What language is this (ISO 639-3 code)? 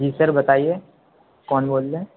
urd